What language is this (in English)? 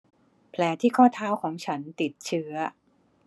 Thai